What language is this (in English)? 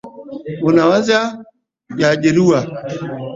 Swahili